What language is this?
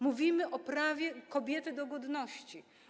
Polish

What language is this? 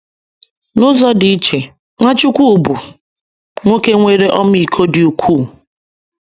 Igbo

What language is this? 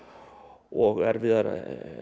Icelandic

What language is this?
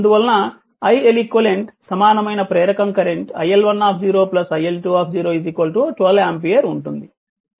Telugu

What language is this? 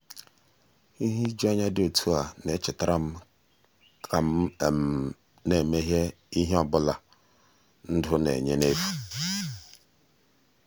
Igbo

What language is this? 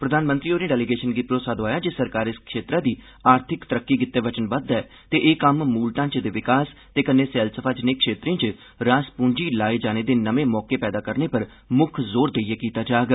Dogri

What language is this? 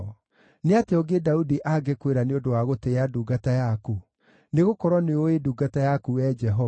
Kikuyu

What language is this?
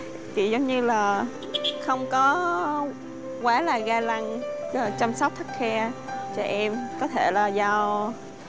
Vietnamese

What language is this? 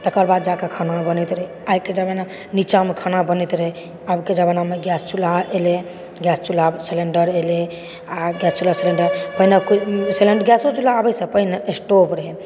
Maithili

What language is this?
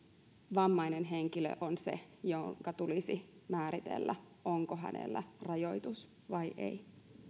Finnish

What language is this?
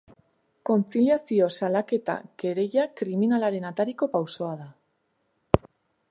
Basque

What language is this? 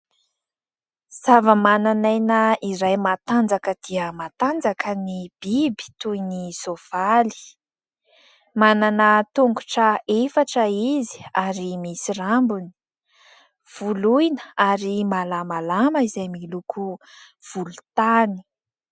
Malagasy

